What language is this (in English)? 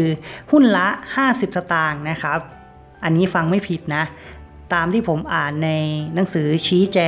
Thai